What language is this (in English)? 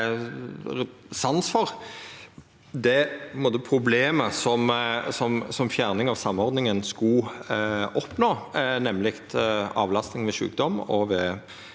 Norwegian